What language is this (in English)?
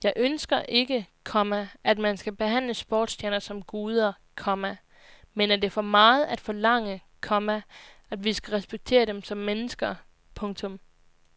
Danish